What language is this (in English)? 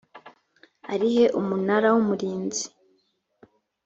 Kinyarwanda